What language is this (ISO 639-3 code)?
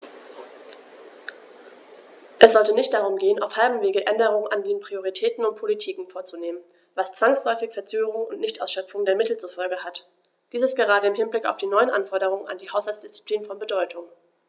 deu